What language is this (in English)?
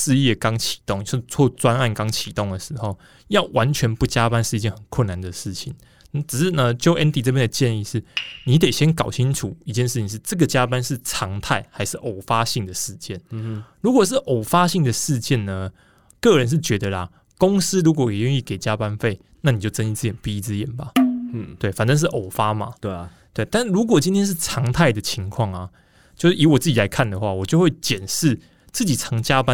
Chinese